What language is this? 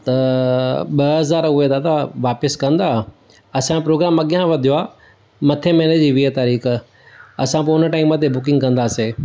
Sindhi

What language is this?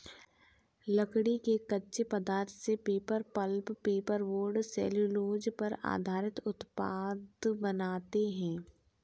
Hindi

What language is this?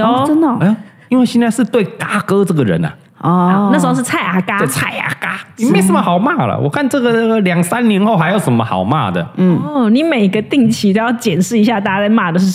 Chinese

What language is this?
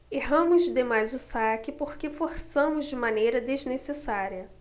Portuguese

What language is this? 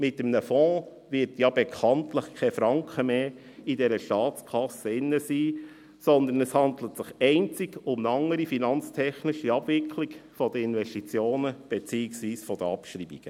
Swiss German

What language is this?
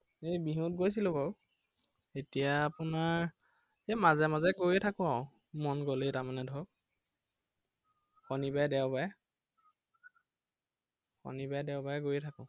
Assamese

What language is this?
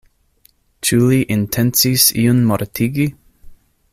Esperanto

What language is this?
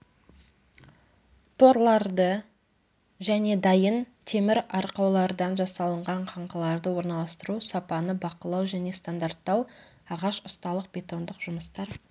Kazakh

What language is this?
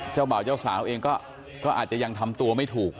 Thai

